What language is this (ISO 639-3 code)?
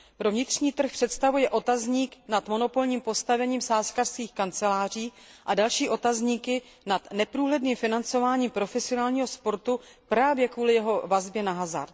ces